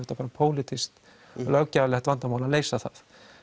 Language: Icelandic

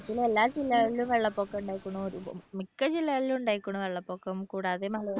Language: Malayalam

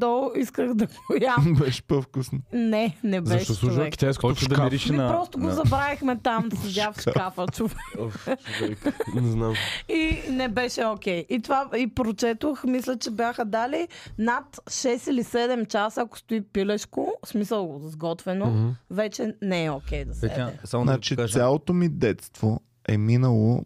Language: Bulgarian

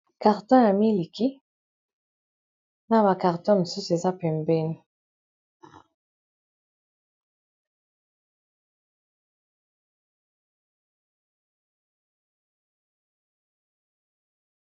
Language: Lingala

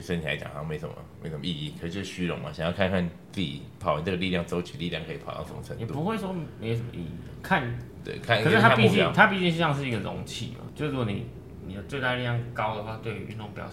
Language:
Chinese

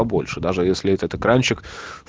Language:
Russian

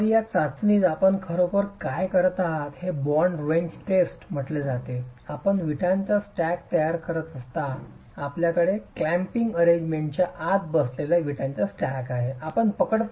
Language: Marathi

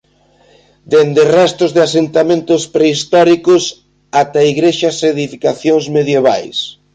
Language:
Galician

